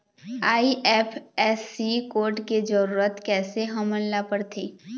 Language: Chhattisgarhi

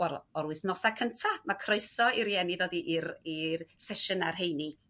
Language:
Welsh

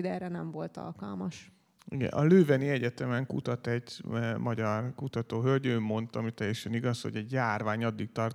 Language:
Hungarian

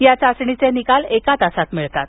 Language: Marathi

